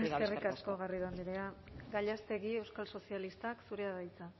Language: Basque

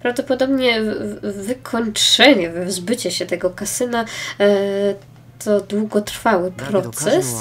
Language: Polish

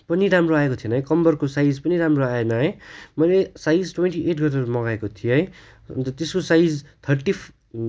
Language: Nepali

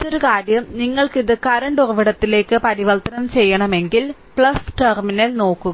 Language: Malayalam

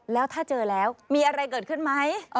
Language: Thai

